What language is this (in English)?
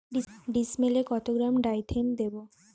Bangla